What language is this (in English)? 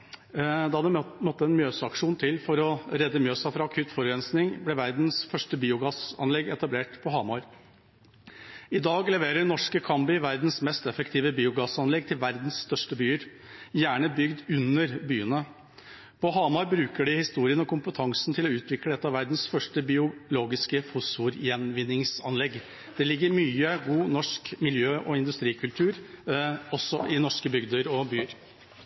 Norwegian Bokmål